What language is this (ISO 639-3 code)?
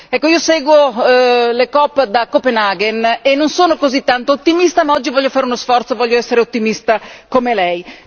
ita